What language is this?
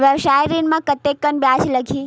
Chhattisgarhi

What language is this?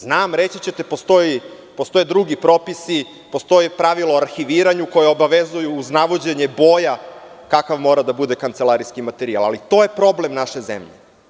Serbian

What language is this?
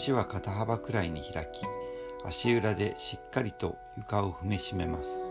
Japanese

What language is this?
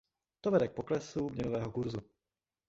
Czech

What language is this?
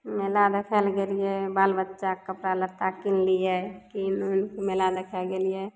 Maithili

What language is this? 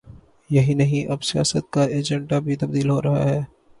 Urdu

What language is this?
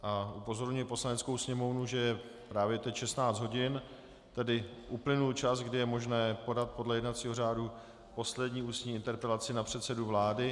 Czech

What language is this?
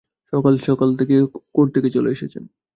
Bangla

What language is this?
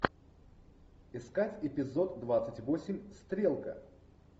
Russian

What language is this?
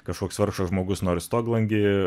Lithuanian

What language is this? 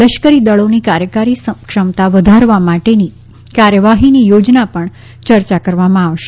Gujarati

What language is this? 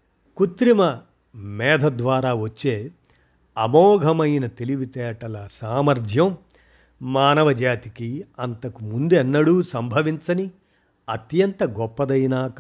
Telugu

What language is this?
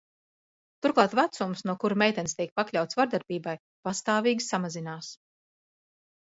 Latvian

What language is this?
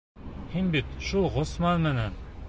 Bashkir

